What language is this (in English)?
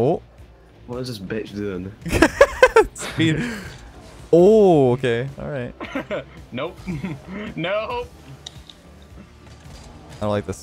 English